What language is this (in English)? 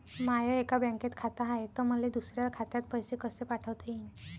Marathi